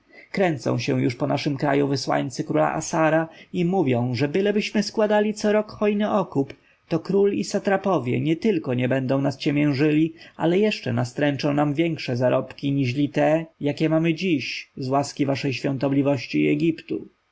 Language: Polish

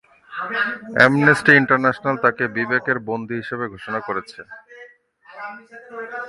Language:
Bangla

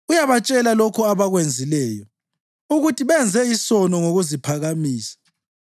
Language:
North Ndebele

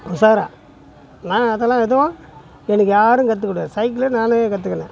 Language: Tamil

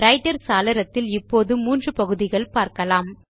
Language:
Tamil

